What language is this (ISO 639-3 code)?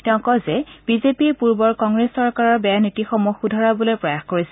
asm